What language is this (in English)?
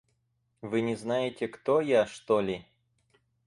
Russian